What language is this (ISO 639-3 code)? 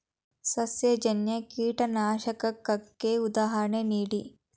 kan